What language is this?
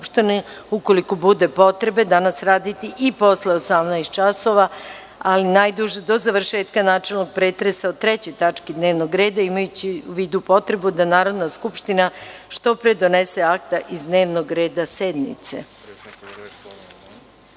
Serbian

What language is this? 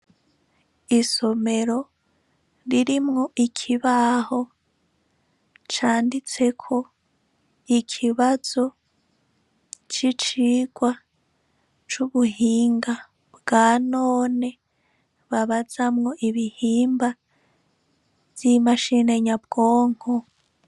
Rundi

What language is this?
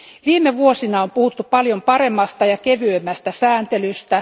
Finnish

